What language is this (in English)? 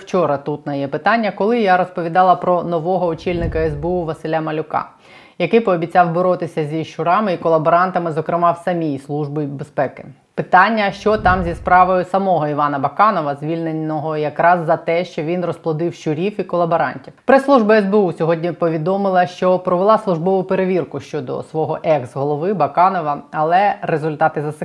Ukrainian